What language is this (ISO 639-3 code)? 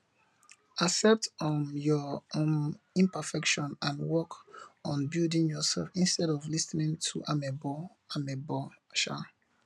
pcm